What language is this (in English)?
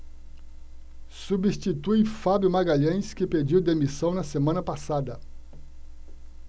Portuguese